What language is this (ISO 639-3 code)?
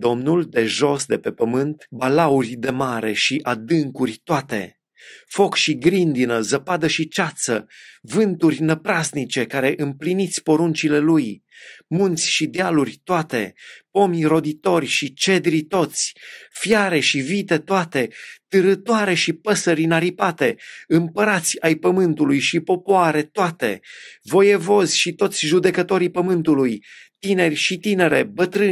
ron